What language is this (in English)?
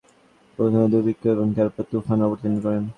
Bangla